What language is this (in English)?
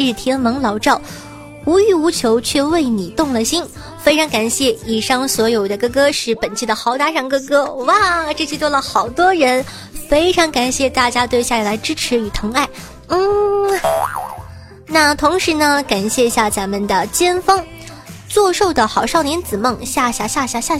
Chinese